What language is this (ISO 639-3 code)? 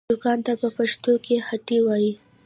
pus